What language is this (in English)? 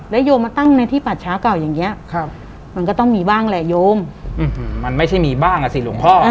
Thai